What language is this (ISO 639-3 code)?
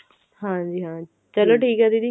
pan